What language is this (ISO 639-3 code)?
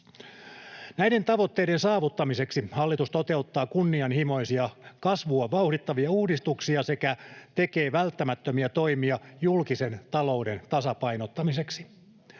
fin